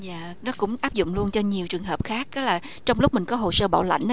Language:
Vietnamese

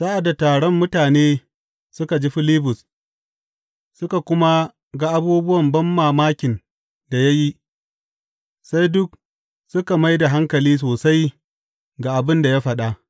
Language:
Hausa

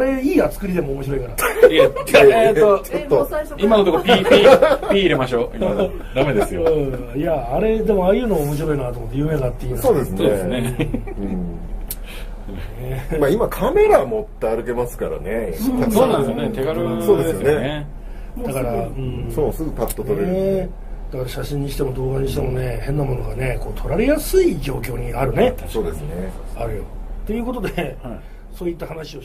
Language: Japanese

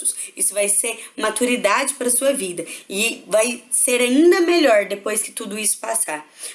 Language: Portuguese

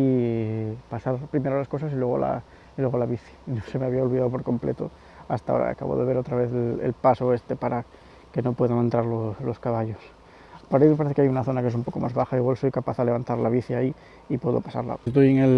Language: Spanish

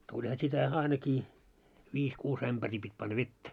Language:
Finnish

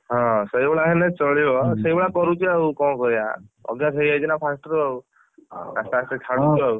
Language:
Odia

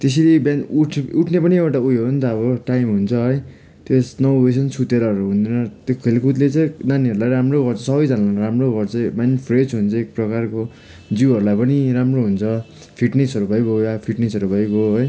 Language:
Nepali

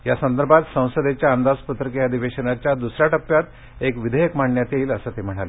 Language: Marathi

